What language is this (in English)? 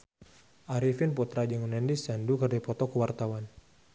Sundanese